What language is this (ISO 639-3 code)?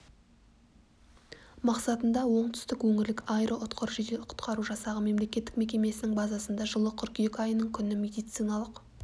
kaz